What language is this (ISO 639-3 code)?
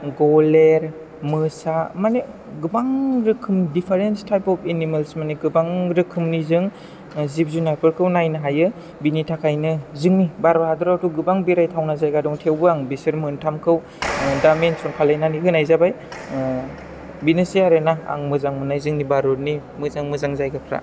brx